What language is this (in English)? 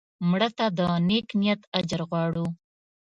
Pashto